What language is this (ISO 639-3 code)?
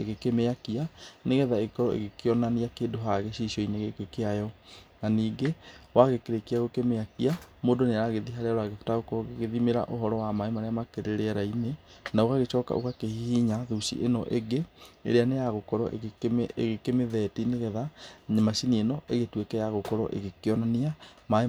kik